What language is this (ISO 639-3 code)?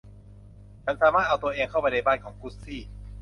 tha